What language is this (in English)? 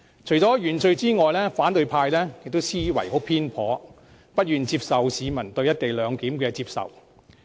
Cantonese